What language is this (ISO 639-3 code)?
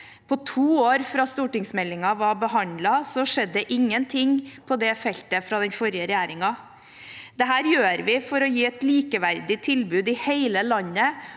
nor